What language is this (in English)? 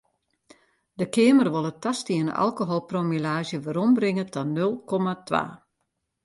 Western Frisian